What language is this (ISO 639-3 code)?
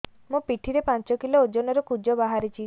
ori